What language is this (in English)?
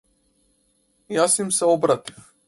Macedonian